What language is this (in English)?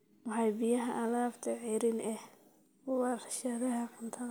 Somali